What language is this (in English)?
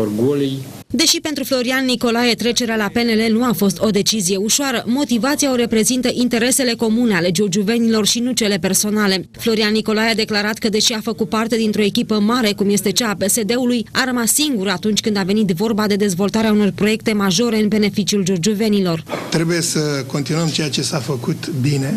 Romanian